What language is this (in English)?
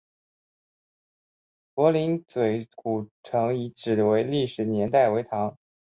Chinese